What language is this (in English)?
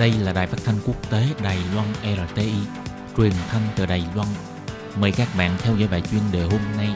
Vietnamese